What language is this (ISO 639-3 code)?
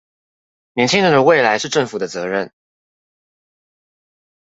zho